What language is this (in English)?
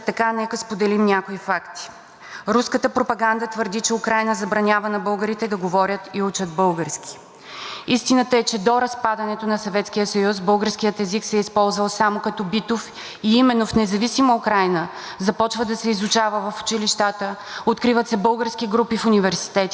Bulgarian